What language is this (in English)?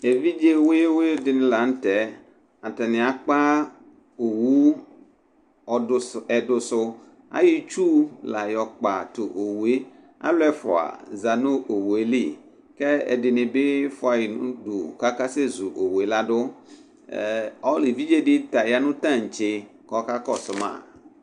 Ikposo